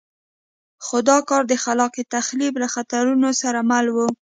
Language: Pashto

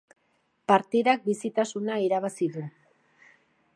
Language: Basque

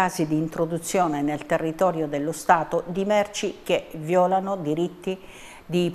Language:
Italian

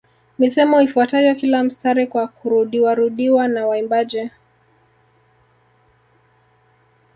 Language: Swahili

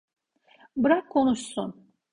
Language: Turkish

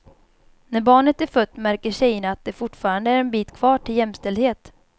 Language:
Swedish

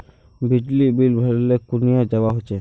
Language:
Magahi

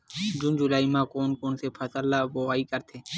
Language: Chhattisgarhi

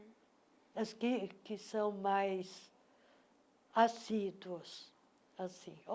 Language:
Portuguese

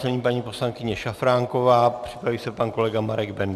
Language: Czech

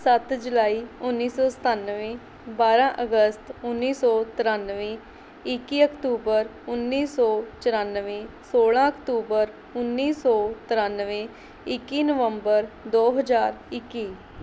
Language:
Punjabi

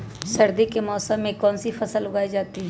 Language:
Magahi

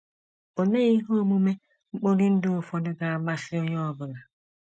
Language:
Igbo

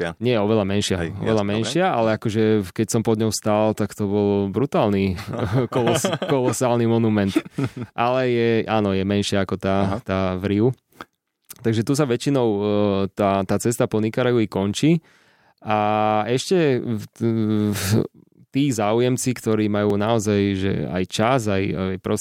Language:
Slovak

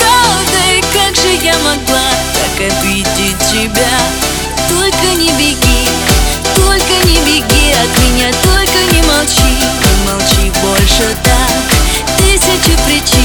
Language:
Russian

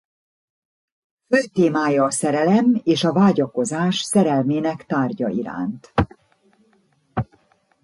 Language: Hungarian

